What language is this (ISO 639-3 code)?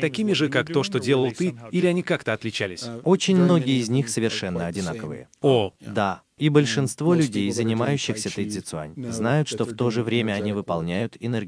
rus